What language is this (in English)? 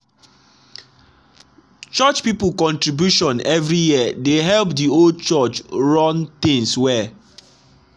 Nigerian Pidgin